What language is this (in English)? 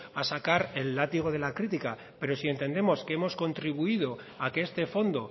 Spanish